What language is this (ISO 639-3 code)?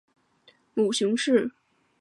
zho